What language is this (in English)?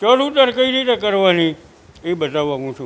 Gujarati